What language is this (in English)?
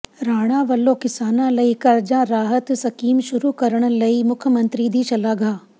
Punjabi